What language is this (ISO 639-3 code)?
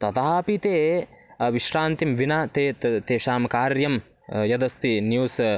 san